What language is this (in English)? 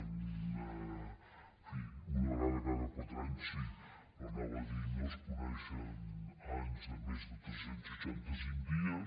Catalan